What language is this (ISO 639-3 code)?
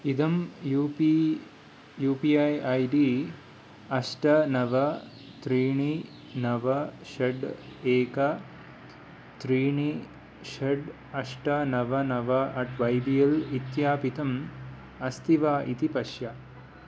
san